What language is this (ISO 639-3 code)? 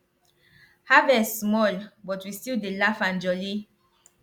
pcm